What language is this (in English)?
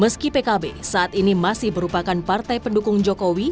Indonesian